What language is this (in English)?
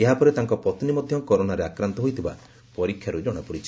Odia